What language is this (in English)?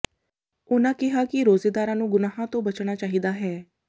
Punjabi